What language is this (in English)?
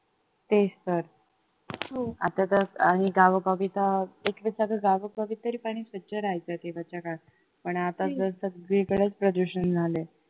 Marathi